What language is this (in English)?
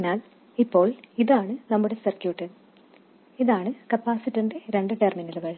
Malayalam